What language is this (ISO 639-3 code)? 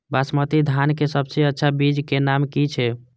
mai